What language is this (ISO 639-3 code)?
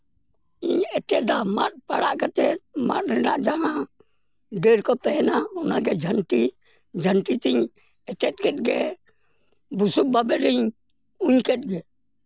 sat